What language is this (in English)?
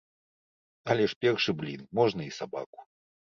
Belarusian